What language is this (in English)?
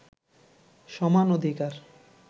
Bangla